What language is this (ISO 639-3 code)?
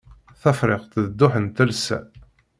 kab